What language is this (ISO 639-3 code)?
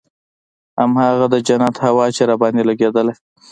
pus